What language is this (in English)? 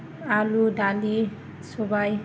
Bodo